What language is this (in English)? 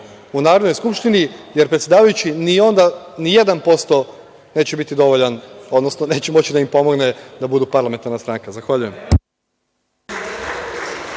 Serbian